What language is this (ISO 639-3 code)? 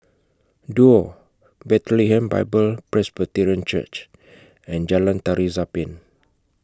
eng